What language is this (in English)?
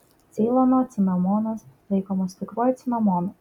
Lithuanian